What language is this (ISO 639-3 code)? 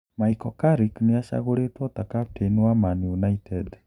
kik